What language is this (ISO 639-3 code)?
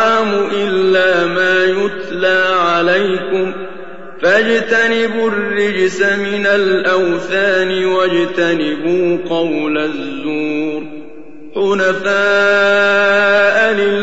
ara